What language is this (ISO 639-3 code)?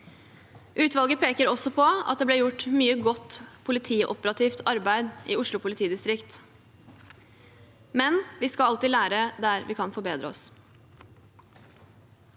nor